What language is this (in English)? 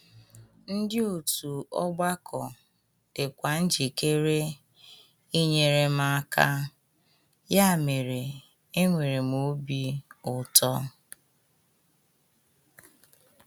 Igbo